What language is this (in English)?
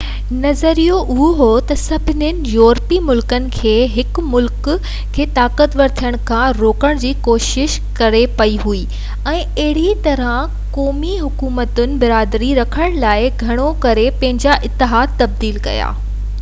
Sindhi